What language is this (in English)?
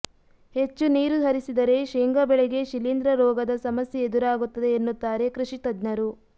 Kannada